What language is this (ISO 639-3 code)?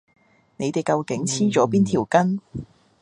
yue